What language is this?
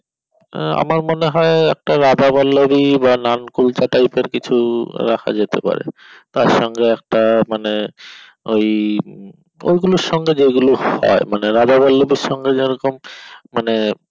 Bangla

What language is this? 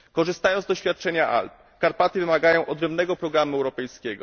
Polish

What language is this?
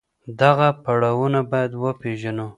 Pashto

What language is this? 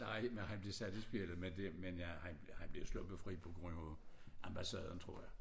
Danish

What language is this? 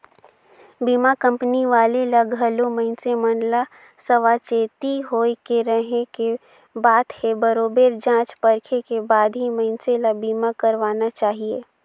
Chhattisgarhi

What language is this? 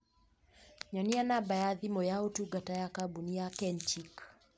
Kikuyu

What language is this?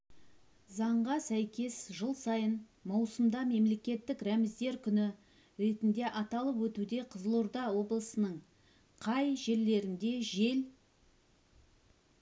Kazakh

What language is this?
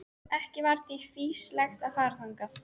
Icelandic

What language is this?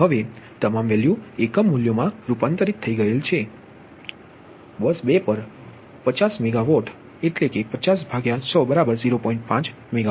Gujarati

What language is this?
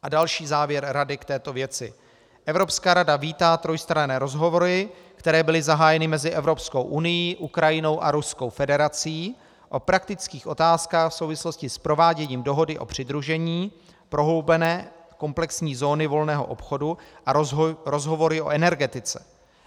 Czech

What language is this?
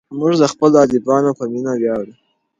Pashto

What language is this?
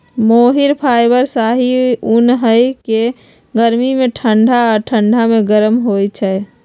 Magahi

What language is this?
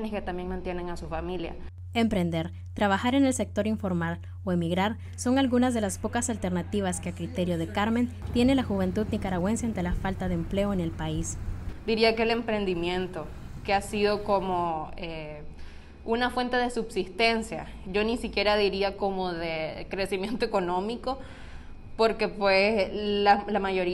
Spanish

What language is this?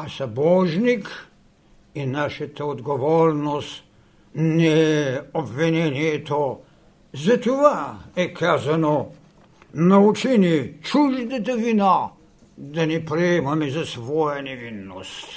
Bulgarian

